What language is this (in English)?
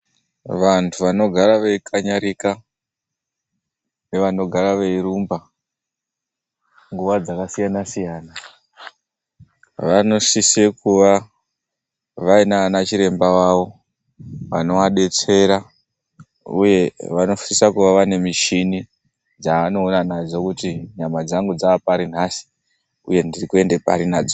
Ndau